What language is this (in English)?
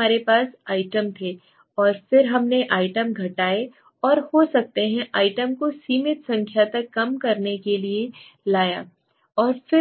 Hindi